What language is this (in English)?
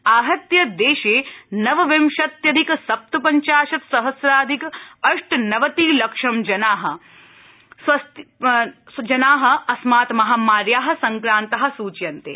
Sanskrit